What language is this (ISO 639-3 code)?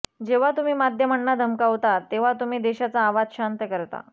mar